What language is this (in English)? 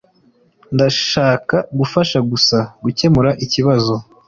Kinyarwanda